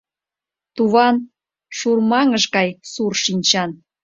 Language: Mari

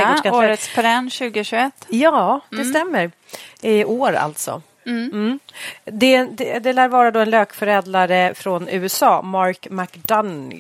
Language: Swedish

